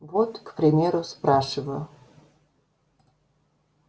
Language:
Russian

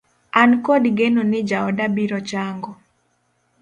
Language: Luo (Kenya and Tanzania)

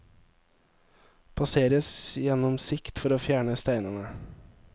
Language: Norwegian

